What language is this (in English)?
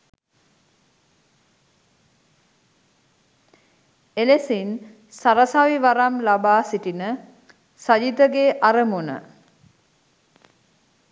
Sinhala